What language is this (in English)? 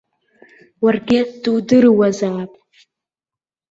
Abkhazian